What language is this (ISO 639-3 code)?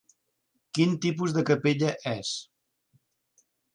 cat